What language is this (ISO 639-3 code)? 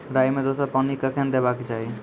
mai